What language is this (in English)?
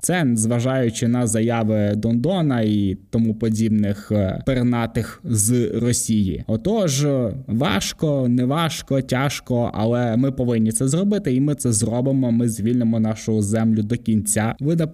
Ukrainian